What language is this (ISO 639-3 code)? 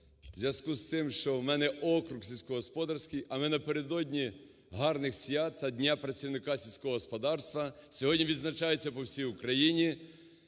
ukr